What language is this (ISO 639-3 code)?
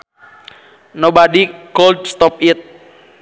sun